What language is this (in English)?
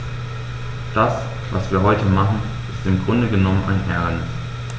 German